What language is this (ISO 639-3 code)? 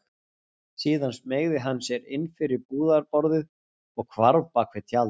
isl